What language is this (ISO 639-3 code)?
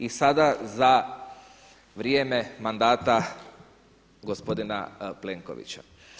hrv